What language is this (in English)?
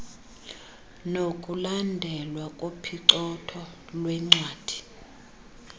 Xhosa